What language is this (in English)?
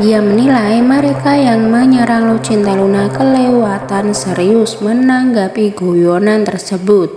Indonesian